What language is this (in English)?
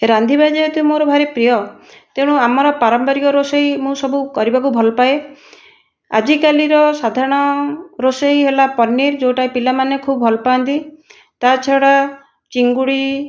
Odia